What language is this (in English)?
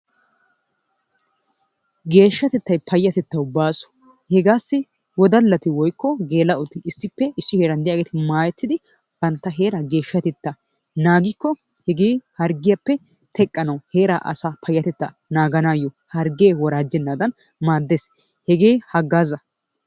Wolaytta